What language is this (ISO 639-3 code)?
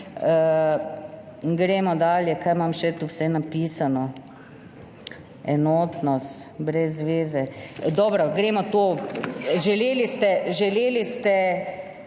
slv